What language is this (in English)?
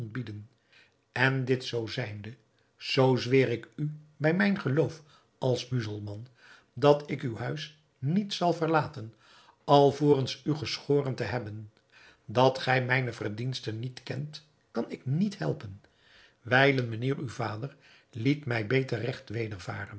Dutch